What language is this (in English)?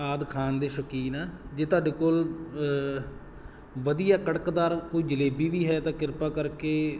Punjabi